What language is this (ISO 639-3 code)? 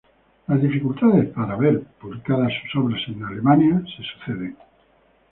spa